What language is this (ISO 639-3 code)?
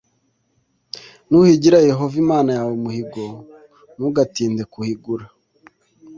kin